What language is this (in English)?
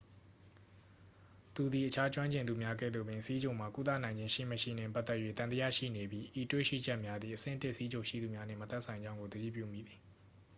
Burmese